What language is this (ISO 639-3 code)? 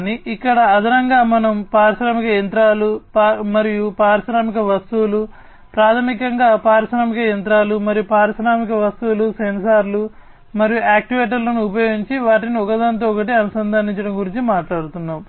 tel